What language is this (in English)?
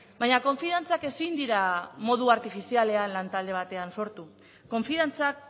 Basque